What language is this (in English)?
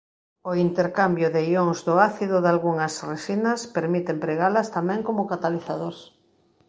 Galician